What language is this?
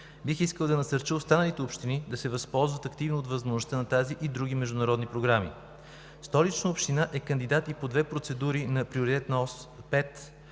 Bulgarian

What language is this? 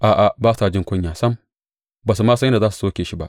Hausa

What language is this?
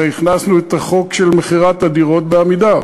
Hebrew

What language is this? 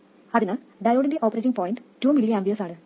Malayalam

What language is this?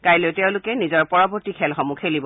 Assamese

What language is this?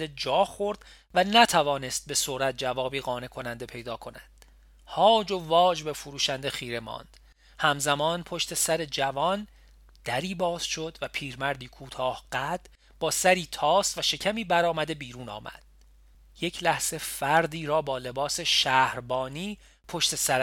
Persian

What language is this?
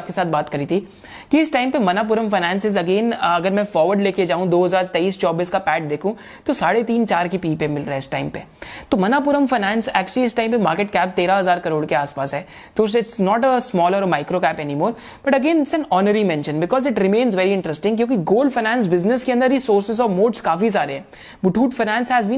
Hindi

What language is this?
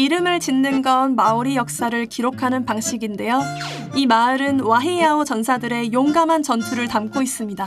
Korean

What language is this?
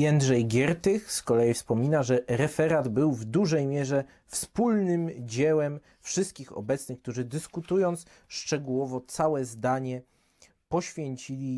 Polish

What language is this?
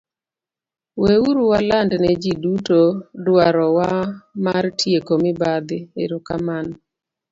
Luo (Kenya and Tanzania)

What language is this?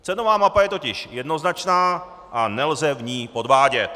Czech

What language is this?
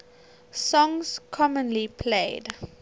English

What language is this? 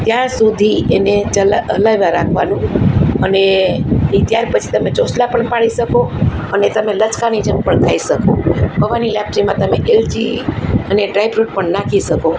Gujarati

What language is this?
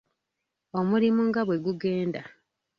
Ganda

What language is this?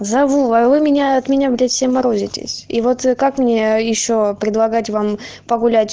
Russian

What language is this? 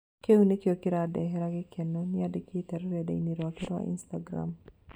Kikuyu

